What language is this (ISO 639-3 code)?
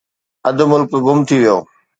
snd